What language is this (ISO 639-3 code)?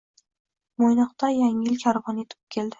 uzb